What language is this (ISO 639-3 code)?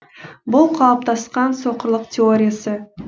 kaz